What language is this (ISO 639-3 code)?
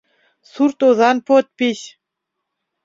chm